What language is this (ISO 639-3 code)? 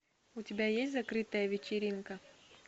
rus